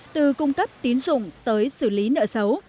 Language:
Vietnamese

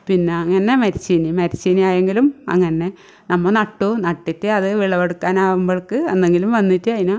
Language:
Malayalam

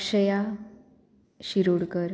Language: Konkani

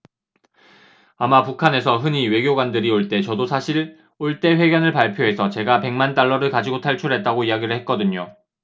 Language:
Korean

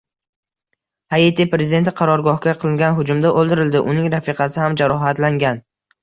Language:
Uzbek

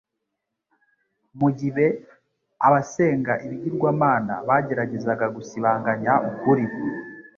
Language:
Kinyarwanda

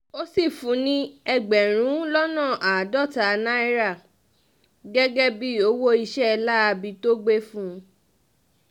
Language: Yoruba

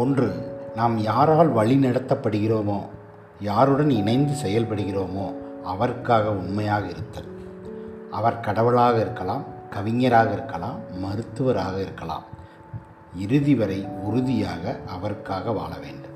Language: Tamil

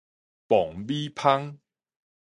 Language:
Min Nan Chinese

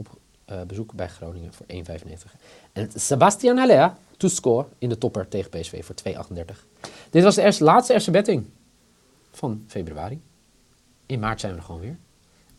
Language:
Dutch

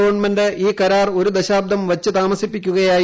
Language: Malayalam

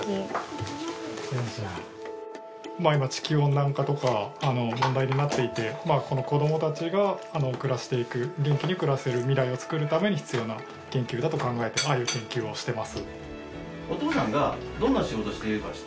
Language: Japanese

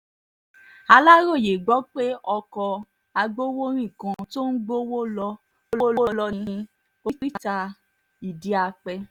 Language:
Yoruba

